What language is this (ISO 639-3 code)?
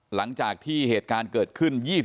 tha